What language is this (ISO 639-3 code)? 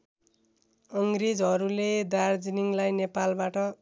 nep